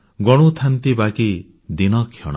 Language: Odia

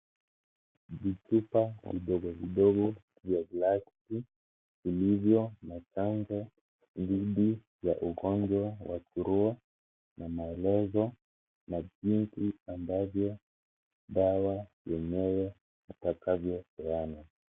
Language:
Swahili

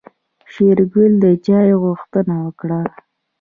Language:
Pashto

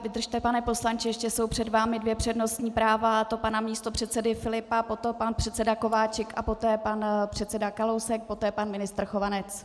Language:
Czech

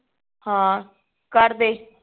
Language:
Punjabi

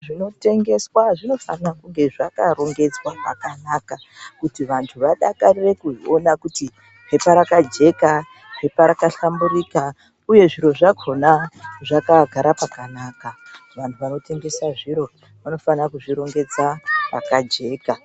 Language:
Ndau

